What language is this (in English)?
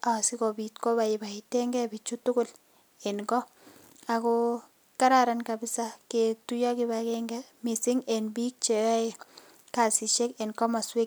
Kalenjin